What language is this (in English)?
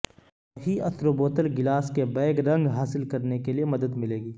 Urdu